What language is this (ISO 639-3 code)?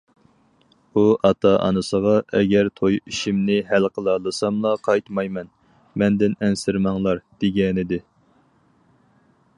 uig